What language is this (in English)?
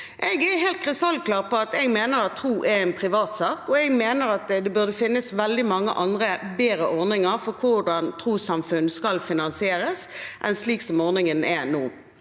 Norwegian